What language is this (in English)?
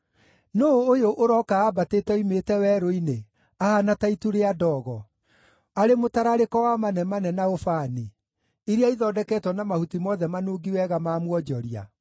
Kikuyu